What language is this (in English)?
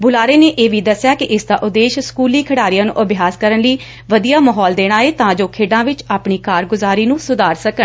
Punjabi